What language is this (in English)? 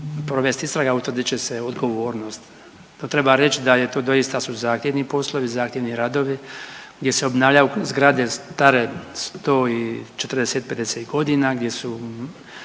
Croatian